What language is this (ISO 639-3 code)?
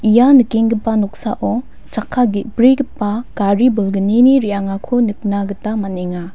grt